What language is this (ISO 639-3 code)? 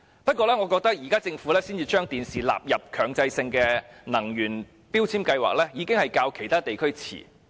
yue